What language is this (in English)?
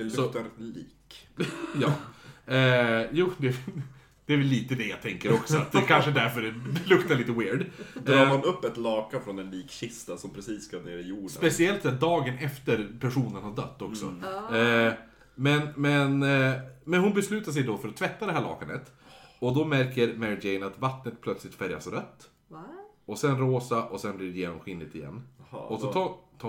Swedish